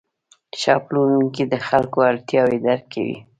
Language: Pashto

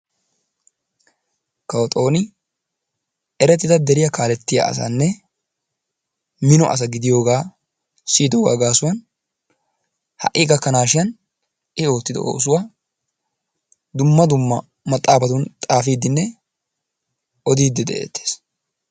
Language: Wolaytta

